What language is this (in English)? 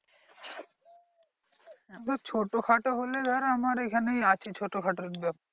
Bangla